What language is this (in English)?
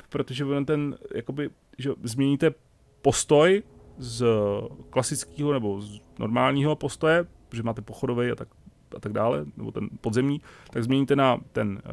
Czech